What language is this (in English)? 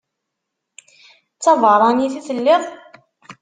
Kabyle